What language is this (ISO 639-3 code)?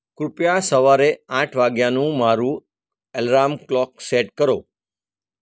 guj